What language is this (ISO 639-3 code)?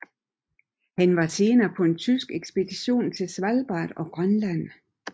dan